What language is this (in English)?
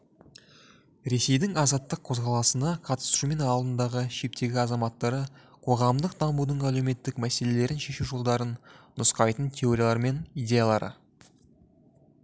Kazakh